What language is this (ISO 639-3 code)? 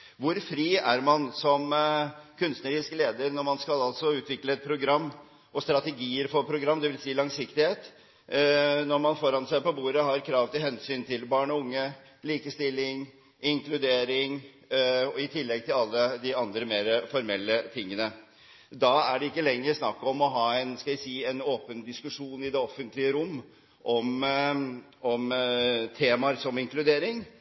nob